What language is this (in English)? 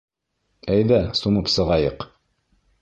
Bashkir